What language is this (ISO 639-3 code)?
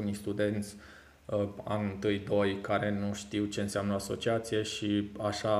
ron